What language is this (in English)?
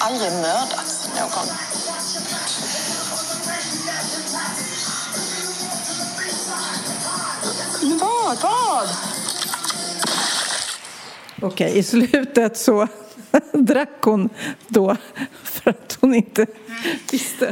Swedish